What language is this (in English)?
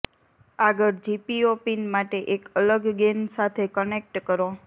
Gujarati